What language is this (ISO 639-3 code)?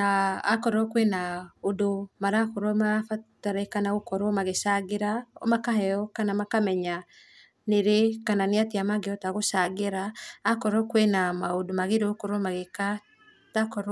kik